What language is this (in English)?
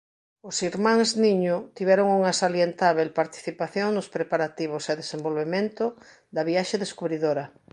Galician